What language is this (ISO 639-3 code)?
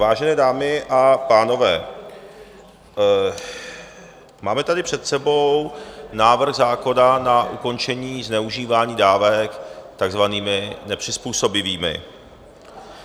ces